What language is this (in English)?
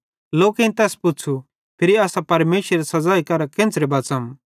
Bhadrawahi